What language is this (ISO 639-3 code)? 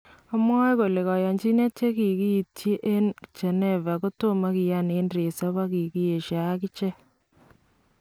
kln